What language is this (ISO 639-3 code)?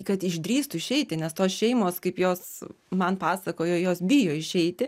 lit